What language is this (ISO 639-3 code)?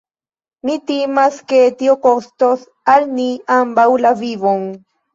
epo